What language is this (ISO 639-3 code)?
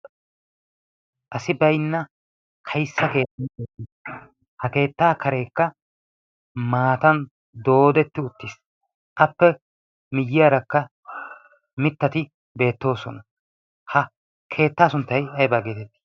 wal